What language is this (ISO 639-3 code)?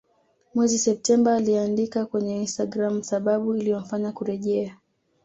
swa